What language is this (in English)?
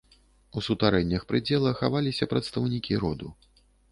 Belarusian